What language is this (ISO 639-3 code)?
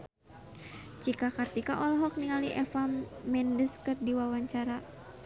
sun